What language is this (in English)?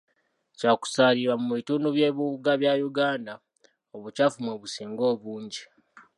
Ganda